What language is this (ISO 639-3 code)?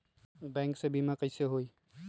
mag